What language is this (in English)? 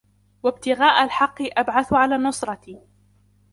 Arabic